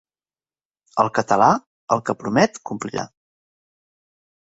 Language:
Catalan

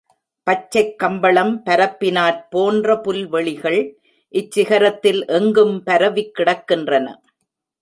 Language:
Tamil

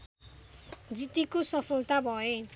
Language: Nepali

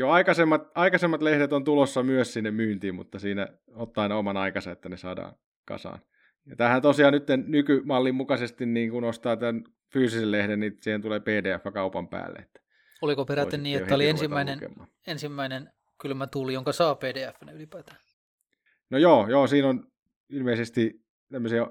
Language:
Finnish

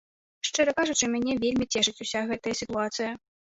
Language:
Belarusian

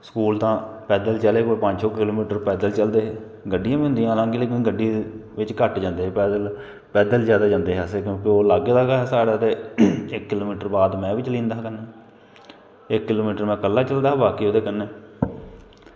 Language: Dogri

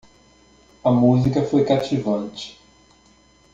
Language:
Portuguese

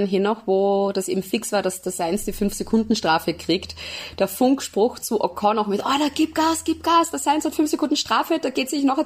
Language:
German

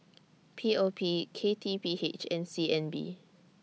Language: English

